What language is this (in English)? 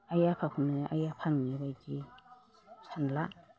Bodo